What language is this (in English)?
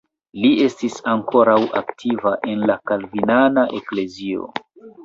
Esperanto